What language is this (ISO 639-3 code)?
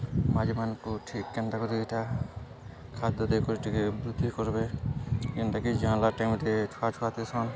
ori